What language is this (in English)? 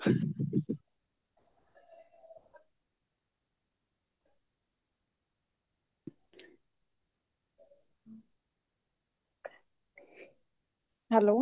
Punjabi